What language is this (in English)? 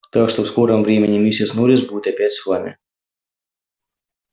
Russian